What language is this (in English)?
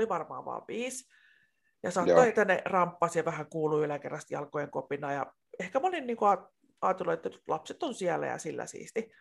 Finnish